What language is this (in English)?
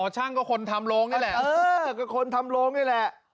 Thai